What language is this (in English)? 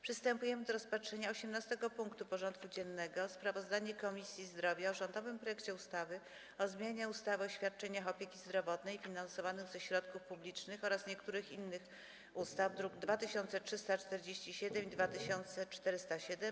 Polish